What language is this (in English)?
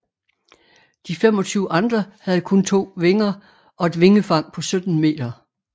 Danish